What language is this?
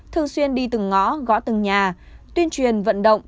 Vietnamese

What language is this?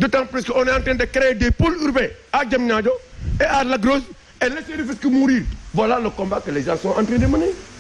French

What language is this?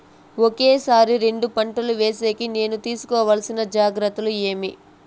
Telugu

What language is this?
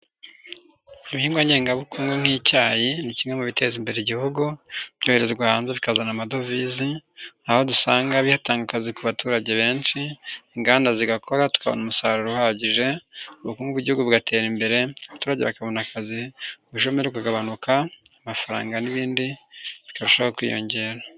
Kinyarwanda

